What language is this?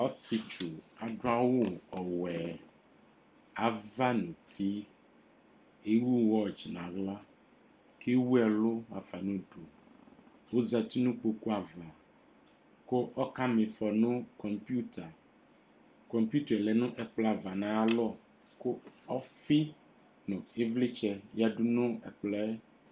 Ikposo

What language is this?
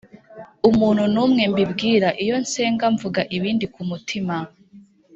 Kinyarwanda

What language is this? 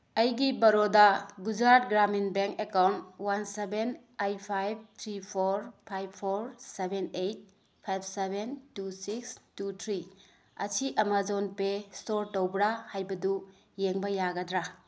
Manipuri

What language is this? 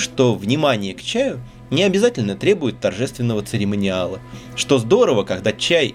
Russian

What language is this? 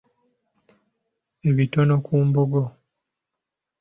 Ganda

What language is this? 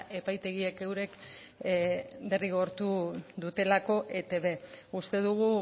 Basque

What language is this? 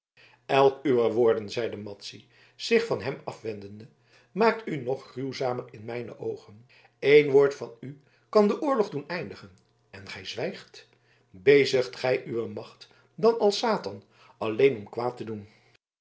Dutch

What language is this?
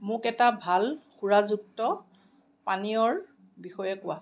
Assamese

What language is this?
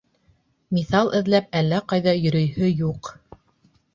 Bashkir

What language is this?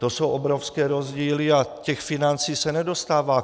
Czech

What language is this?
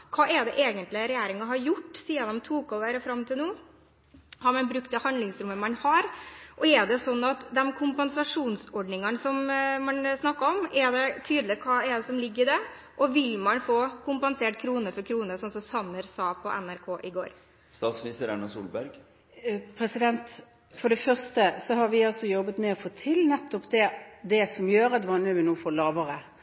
Norwegian Bokmål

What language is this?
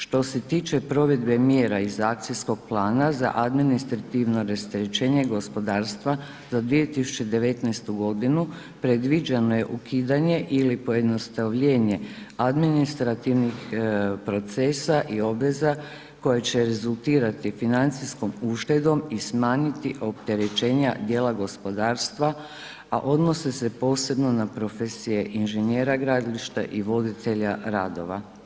Croatian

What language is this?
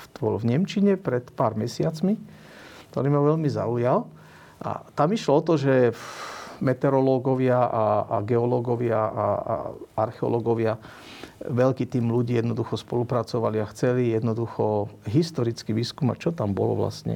Slovak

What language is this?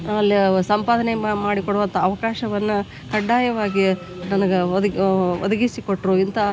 Kannada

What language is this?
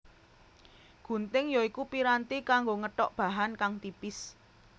Javanese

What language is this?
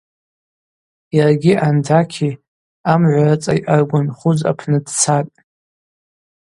Abaza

